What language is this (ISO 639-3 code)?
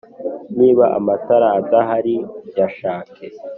kin